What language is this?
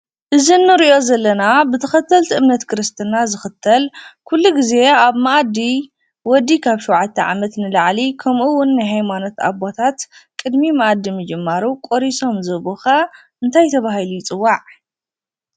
Tigrinya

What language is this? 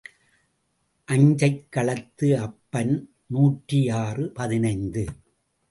Tamil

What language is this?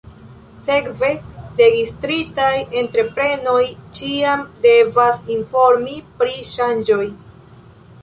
Esperanto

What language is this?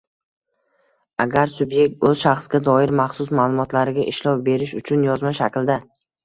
Uzbek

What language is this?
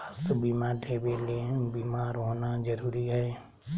Magahi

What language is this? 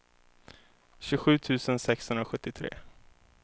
Swedish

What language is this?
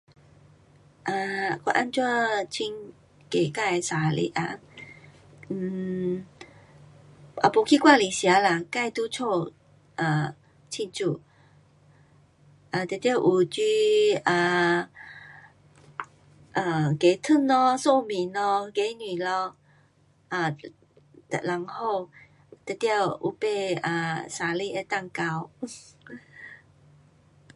Pu-Xian Chinese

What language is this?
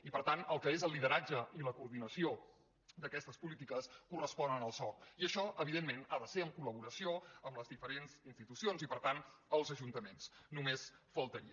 Catalan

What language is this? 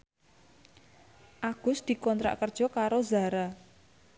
Javanese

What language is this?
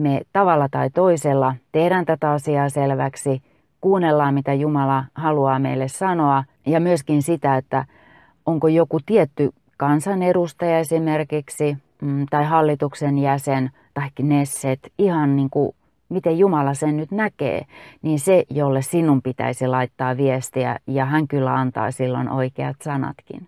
Finnish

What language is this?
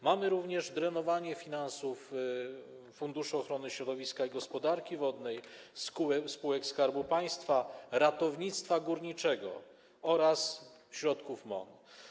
Polish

